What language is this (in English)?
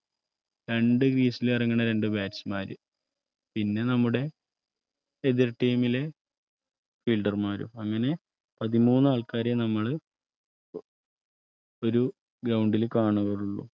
Malayalam